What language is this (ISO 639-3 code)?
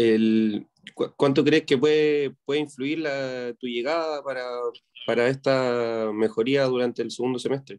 spa